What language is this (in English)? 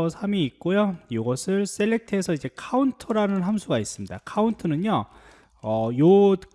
Korean